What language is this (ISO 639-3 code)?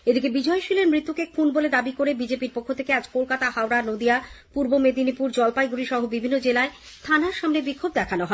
ben